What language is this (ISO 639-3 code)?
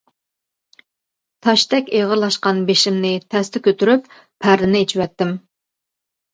uig